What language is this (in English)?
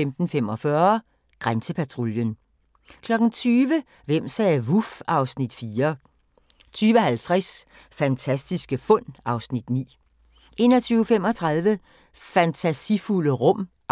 Danish